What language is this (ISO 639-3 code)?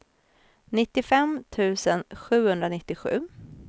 swe